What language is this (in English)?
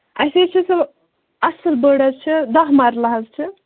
Kashmiri